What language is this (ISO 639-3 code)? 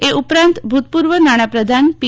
guj